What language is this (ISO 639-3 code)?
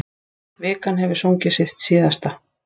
isl